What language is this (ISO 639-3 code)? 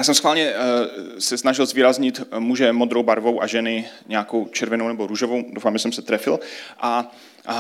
ces